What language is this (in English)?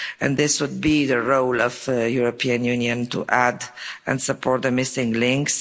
English